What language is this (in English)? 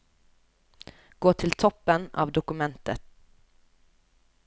Norwegian